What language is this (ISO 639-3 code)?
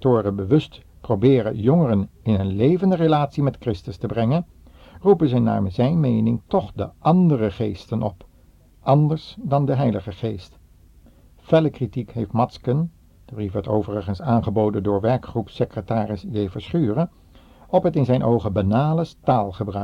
nld